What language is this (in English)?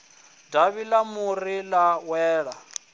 Venda